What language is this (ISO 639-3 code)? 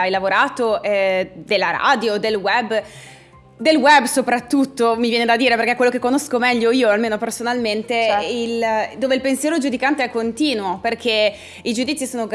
ita